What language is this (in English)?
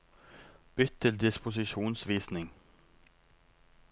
Norwegian